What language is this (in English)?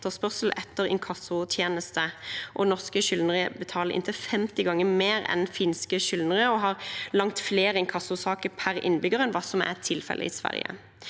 Norwegian